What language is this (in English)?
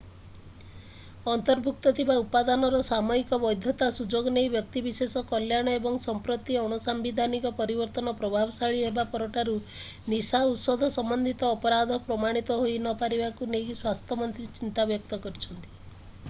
Odia